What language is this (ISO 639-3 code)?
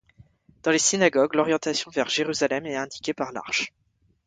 fra